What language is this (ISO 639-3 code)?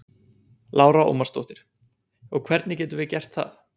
isl